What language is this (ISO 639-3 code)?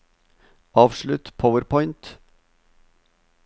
nor